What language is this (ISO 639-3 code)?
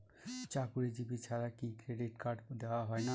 ben